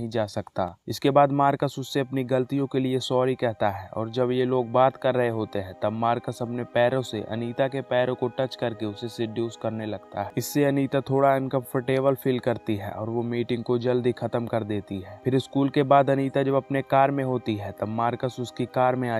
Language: Hindi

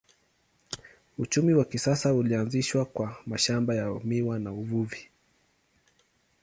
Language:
Swahili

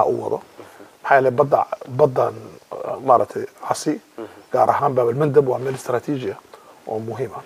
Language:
Arabic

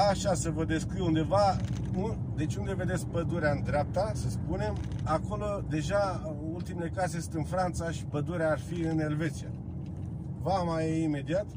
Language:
Romanian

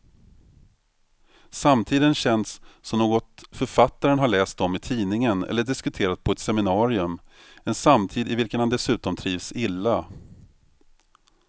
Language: Swedish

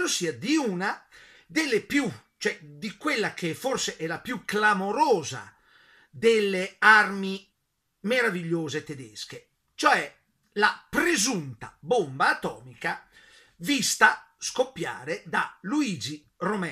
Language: Italian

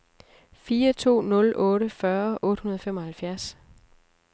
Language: Danish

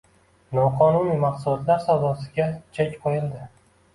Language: Uzbek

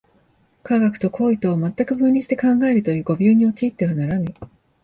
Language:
Japanese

